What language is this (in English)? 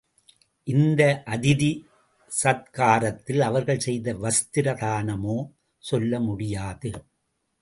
Tamil